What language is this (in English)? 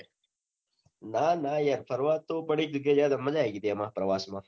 Gujarati